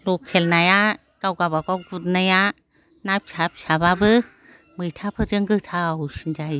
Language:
Bodo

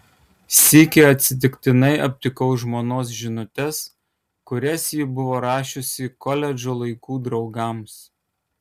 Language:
Lithuanian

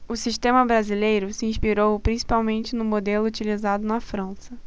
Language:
Portuguese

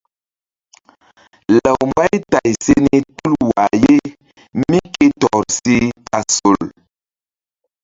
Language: Mbum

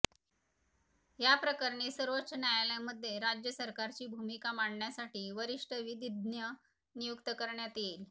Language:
Marathi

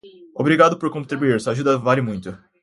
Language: Portuguese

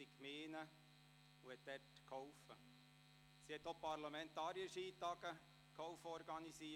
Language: Swiss German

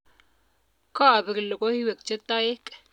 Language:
Kalenjin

